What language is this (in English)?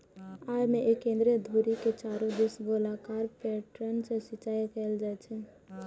Maithili